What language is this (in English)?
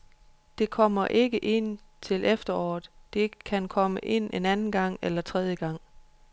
Danish